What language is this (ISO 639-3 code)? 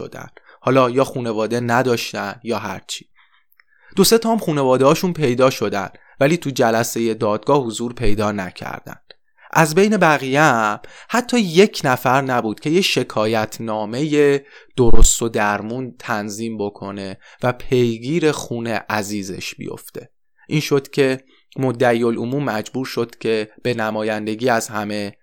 fas